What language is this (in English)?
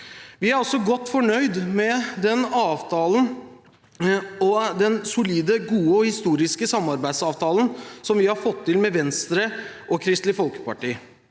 Norwegian